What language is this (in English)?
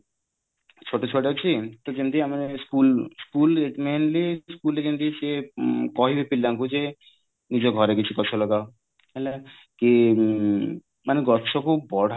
Odia